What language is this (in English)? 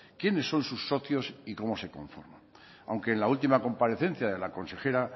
Spanish